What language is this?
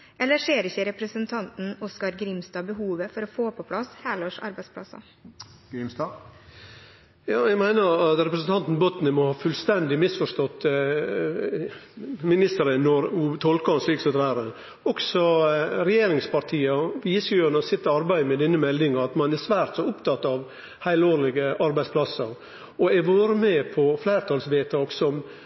Norwegian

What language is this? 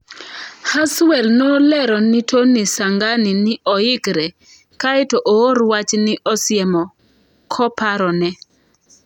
Luo (Kenya and Tanzania)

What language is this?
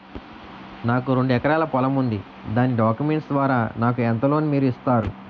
Telugu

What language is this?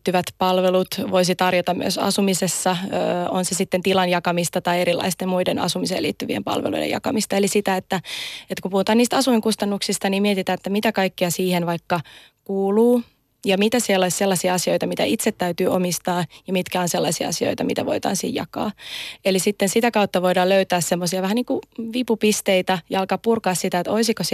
Finnish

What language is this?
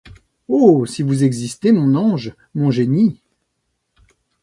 French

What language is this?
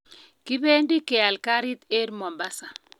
Kalenjin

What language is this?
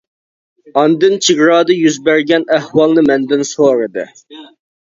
Uyghur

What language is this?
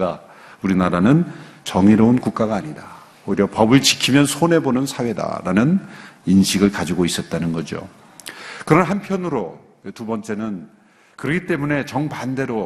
Korean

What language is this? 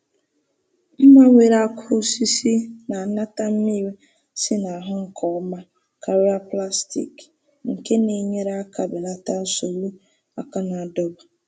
Igbo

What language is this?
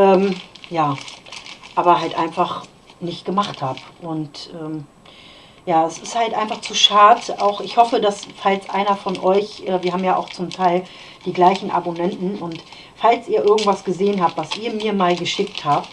German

